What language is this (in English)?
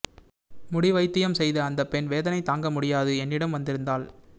Tamil